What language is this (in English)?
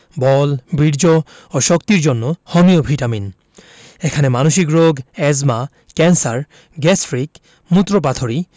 Bangla